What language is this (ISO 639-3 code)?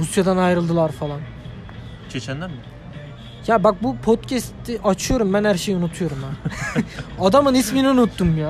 tur